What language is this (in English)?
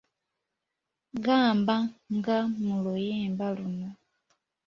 Ganda